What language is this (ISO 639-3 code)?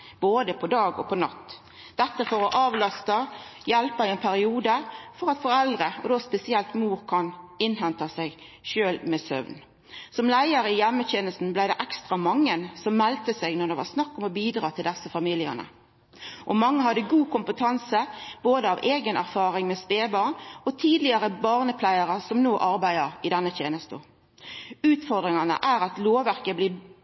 nno